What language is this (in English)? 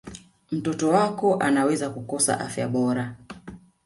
Swahili